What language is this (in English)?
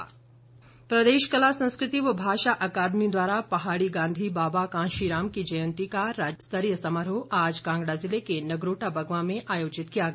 Hindi